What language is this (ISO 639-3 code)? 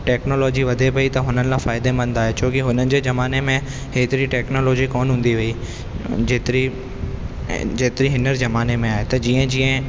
snd